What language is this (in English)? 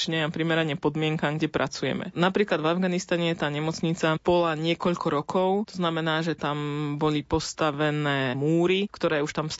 Slovak